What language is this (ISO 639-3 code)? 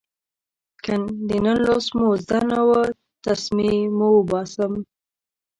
pus